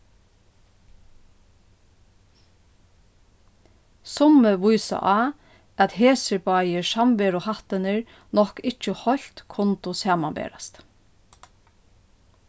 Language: Faroese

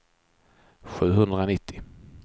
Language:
Swedish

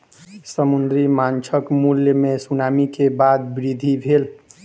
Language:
Maithili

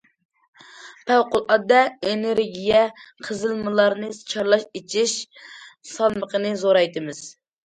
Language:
Uyghur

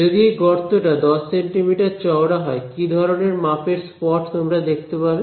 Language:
Bangla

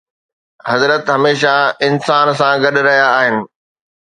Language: Sindhi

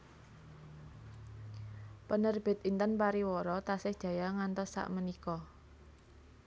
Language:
Javanese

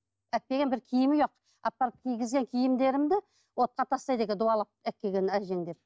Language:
Kazakh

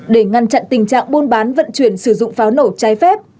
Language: Vietnamese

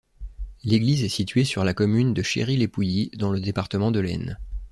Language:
French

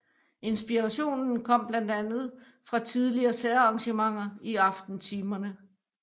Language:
Danish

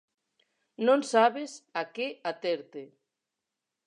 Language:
Galician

